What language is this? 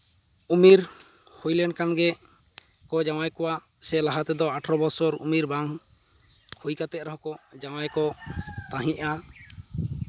Santali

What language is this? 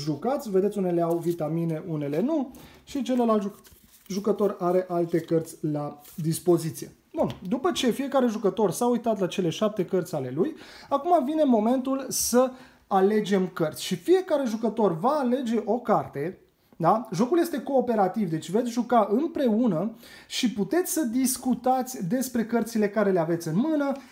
Romanian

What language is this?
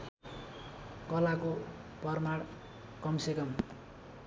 Nepali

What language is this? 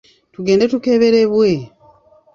Ganda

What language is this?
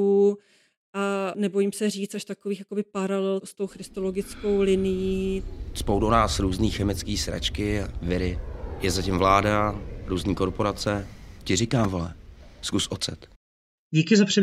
Czech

